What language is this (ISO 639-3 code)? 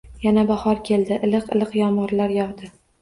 uzb